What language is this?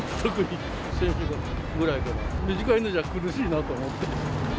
Japanese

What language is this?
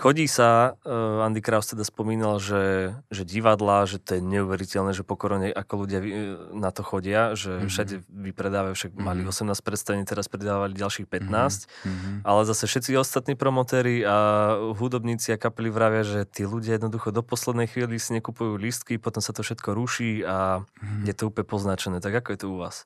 Slovak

